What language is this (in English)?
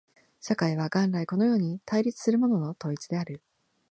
Japanese